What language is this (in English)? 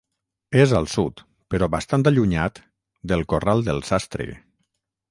Catalan